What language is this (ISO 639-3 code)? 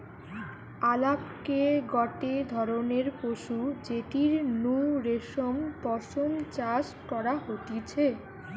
ben